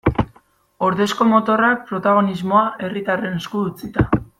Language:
Basque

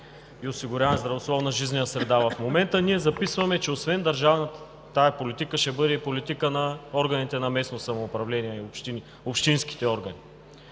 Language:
Bulgarian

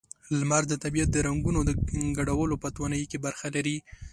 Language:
Pashto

